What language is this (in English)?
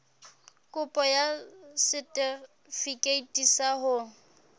Southern Sotho